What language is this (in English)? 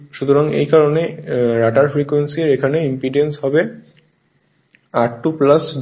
Bangla